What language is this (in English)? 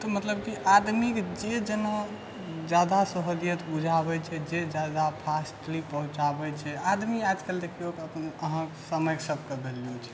Maithili